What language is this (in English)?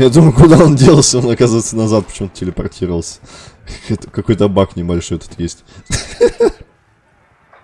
Russian